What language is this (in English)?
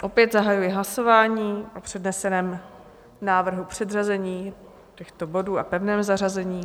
Czech